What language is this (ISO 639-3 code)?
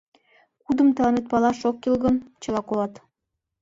chm